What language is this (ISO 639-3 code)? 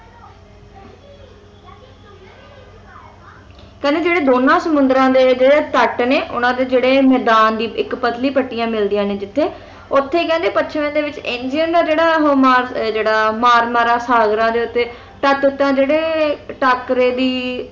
pan